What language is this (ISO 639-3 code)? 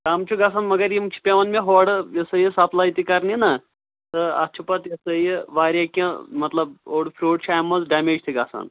kas